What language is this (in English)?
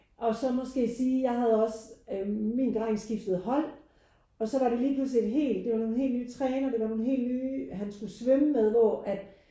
Danish